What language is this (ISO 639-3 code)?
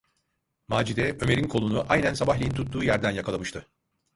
tur